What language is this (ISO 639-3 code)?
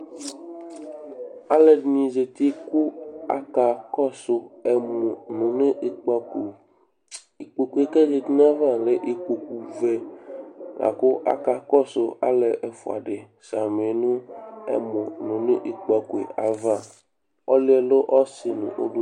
kpo